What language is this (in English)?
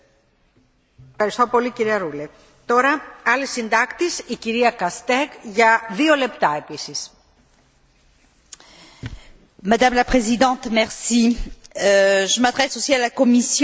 French